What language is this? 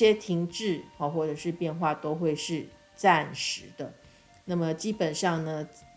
Chinese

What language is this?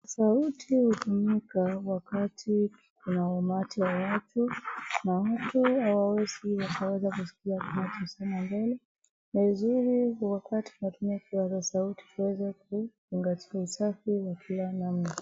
Swahili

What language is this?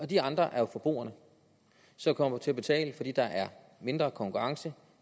Danish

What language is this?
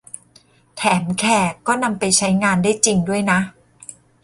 Thai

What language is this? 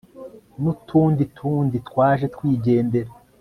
Kinyarwanda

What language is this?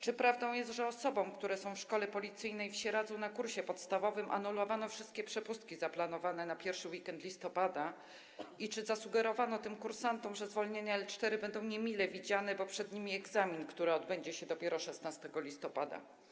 Polish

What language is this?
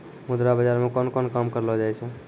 Maithili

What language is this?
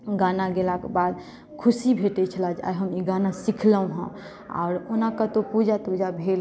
Maithili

